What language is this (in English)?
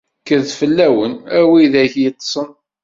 Kabyle